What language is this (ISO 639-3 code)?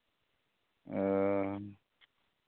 sat